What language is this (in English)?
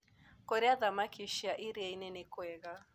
Kikuyu